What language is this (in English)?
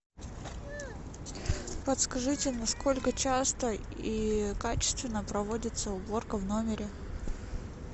Russian